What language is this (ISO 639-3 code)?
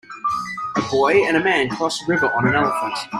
eng